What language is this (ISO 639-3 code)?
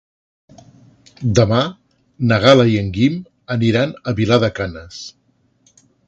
cat